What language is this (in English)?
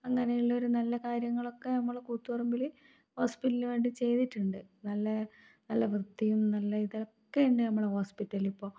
Malayalam